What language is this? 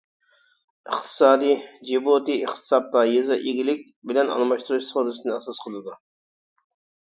Uyghur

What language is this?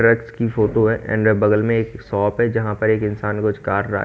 Hindi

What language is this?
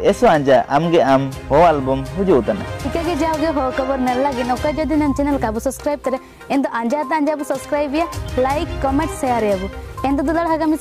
Indonesian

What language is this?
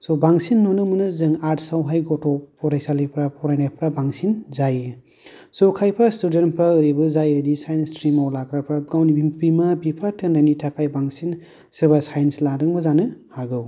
Bodo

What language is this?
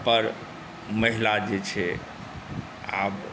Maithili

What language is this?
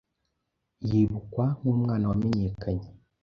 Kinyarwanda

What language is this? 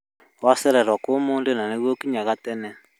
Kikuyu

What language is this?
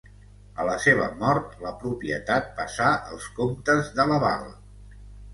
Catalan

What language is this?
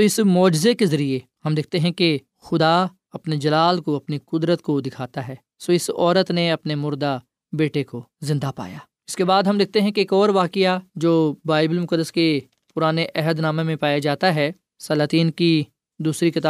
Urdu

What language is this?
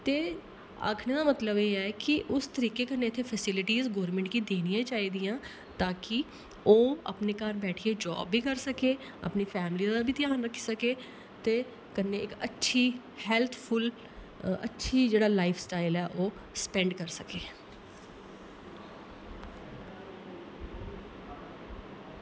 Dogri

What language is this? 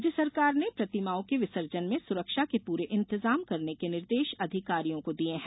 Hindi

